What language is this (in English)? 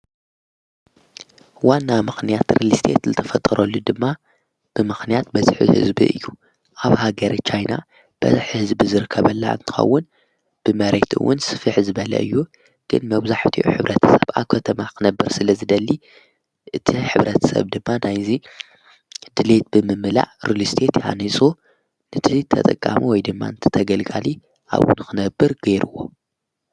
Tigrinya